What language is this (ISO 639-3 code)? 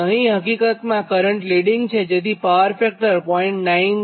guj